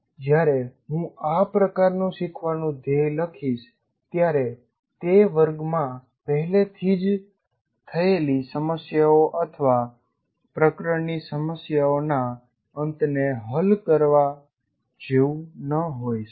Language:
Gujarati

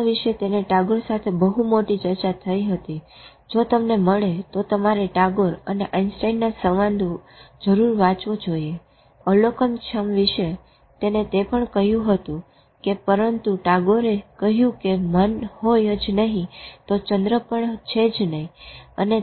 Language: Gujarati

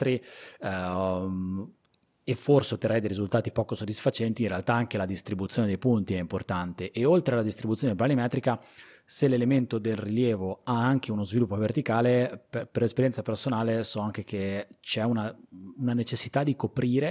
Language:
Italian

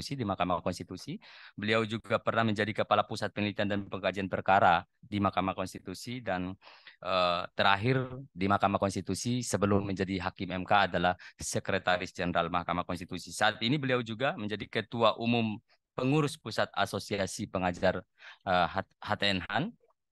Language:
Indonesian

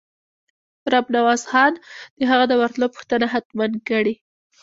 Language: Pashto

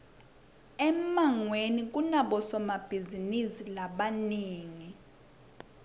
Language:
Swati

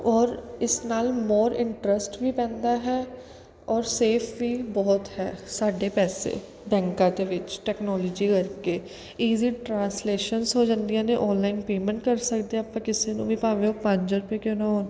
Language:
Punjabi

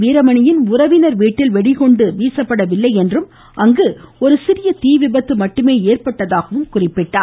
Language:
Tamil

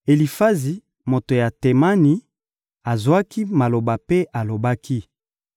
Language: Lingala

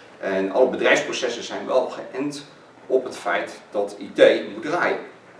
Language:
Dutch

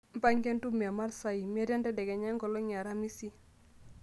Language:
Masai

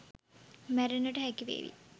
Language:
Sinhala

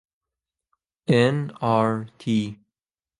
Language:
Central Kurdish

